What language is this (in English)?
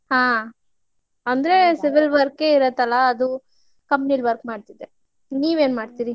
Kannada